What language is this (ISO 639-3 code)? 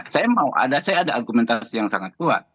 ind